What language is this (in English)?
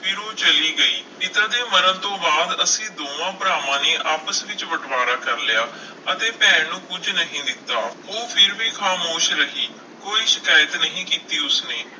Punjabi